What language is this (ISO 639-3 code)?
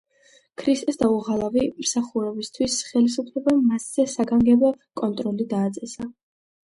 kat